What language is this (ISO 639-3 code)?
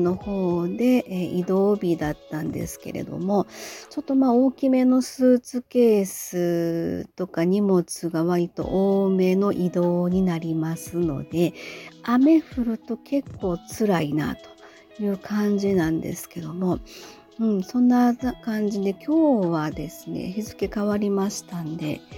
jpn